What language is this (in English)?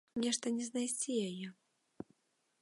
Belarusian